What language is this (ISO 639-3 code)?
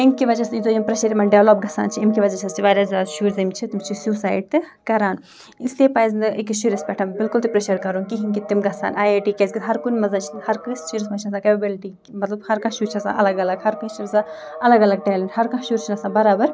kas